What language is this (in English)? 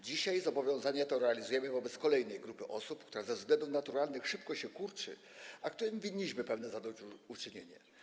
Polish